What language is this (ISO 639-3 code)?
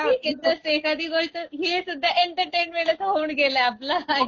mar